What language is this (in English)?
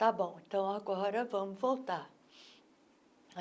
Portuguese